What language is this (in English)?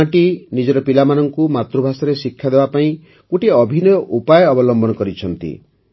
Odia